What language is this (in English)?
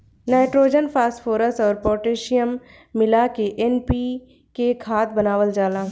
Bhojpuri